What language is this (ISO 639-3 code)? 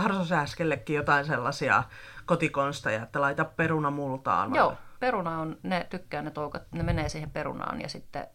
fin